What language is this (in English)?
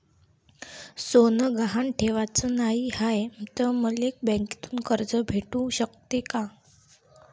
Marathi